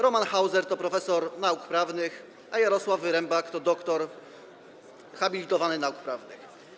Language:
Polish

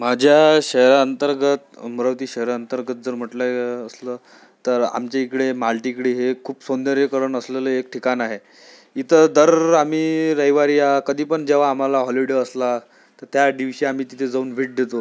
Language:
Marathi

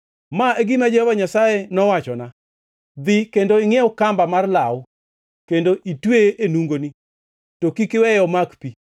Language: Luo (Kenya and Tanzania)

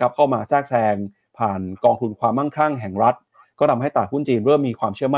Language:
Thai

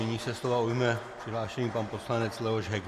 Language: Czech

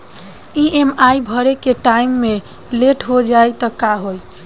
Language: Bhojpuri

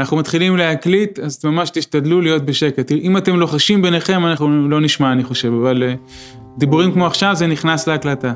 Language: Hebrew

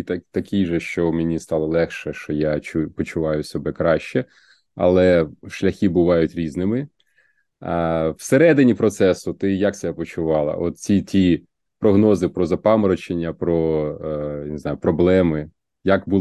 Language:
Ukrainian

